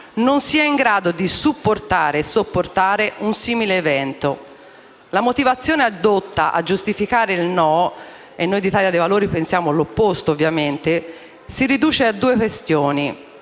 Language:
Italian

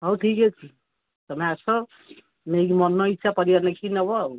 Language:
Odia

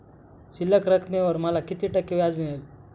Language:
Marathi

